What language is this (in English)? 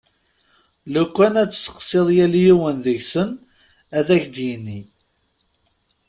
Kabyle